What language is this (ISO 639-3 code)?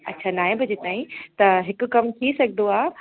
snd